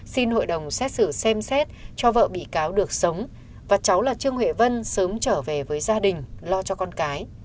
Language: Vietnamese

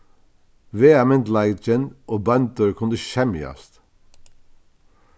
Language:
Faroese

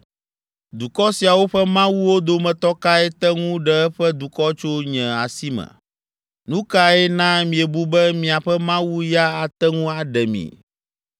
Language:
Ewe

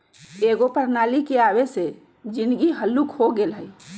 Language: Magahi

